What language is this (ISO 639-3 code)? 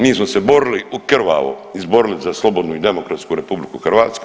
hrv